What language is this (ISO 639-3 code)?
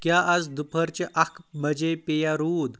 kas